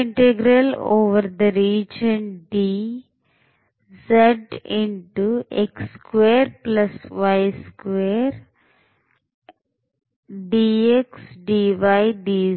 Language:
Kannada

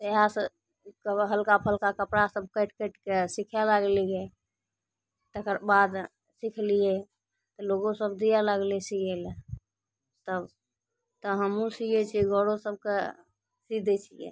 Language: Maithili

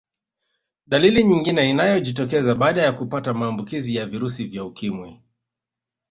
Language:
Swahili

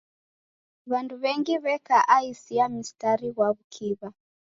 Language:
Taita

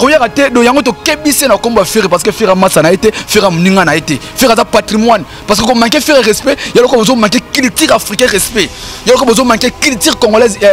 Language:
French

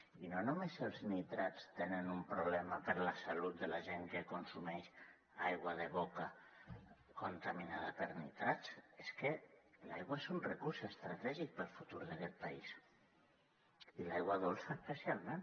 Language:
Catalan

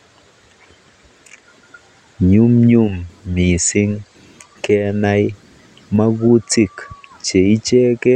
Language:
Kalenjin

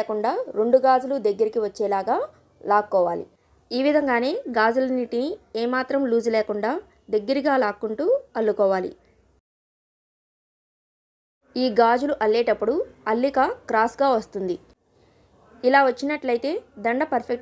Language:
Hindi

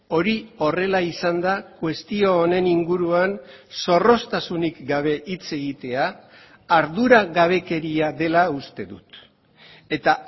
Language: Basque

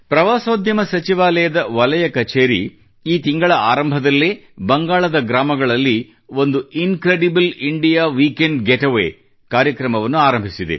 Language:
Kannada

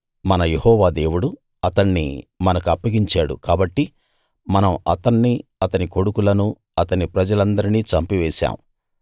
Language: Telugu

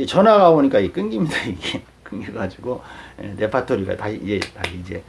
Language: Korean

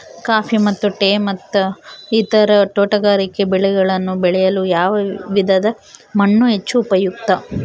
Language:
Kannada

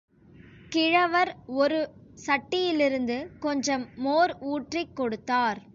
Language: Tamil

